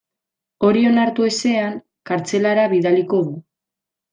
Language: Basque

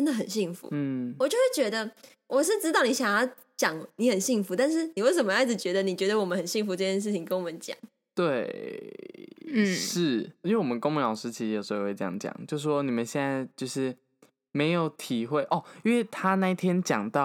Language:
Chinese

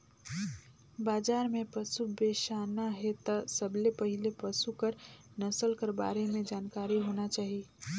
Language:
Chhattisgarhi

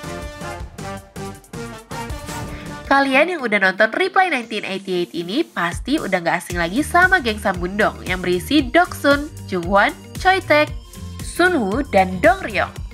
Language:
Indonesian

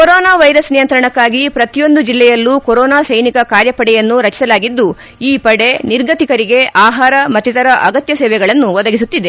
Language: Kannada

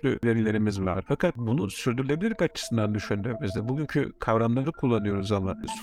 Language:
Turkish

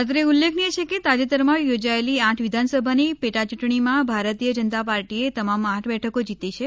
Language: Gujarati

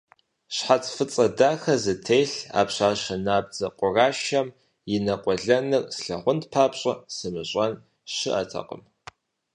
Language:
Kabardian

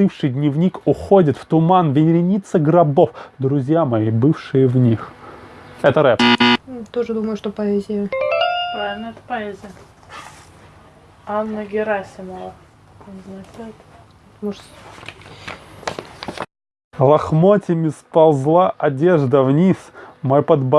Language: Russian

